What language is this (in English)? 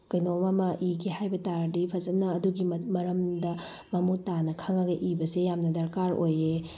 Manipuri